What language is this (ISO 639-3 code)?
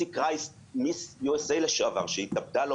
heb